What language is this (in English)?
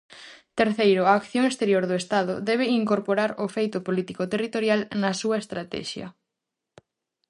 Galician